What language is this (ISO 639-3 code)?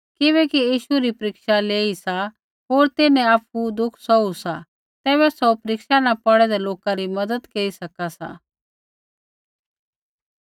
kfx